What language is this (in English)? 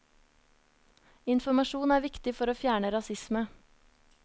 Norwegian